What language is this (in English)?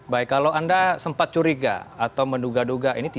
Indonesian